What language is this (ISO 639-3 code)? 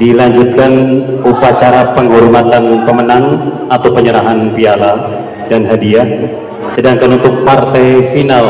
ind